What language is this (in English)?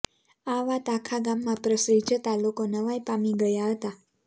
Gujarati